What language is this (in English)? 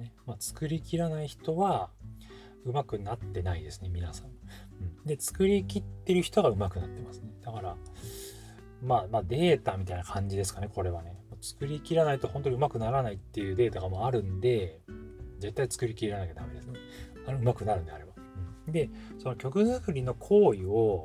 Japanese